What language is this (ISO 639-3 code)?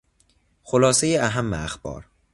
fas